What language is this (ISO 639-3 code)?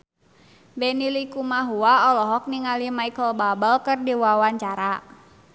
sun